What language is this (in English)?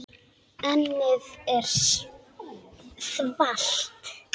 Icelandic